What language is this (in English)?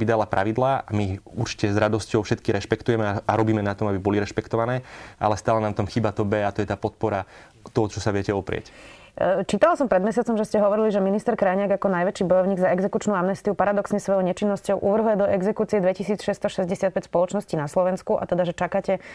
Slovak